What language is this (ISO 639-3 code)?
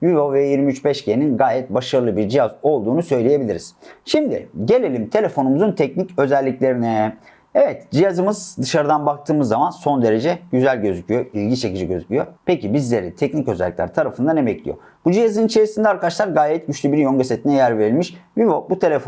tur